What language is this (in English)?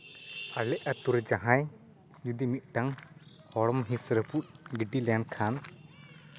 Santali